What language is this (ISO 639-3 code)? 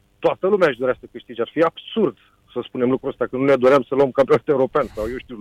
ron